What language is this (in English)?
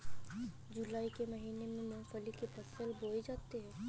Hindi